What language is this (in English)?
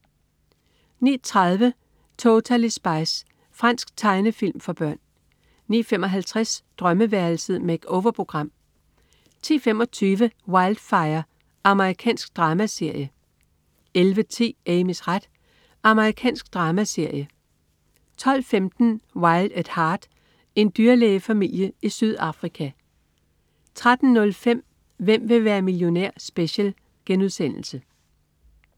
Danish